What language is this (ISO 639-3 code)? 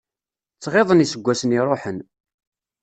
kab